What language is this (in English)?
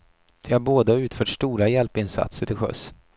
Swedish